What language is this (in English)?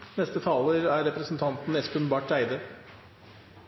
Norwegian Nynorsk